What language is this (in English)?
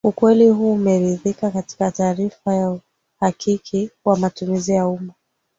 Swahili